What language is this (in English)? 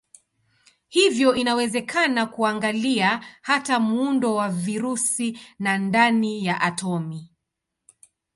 Swahili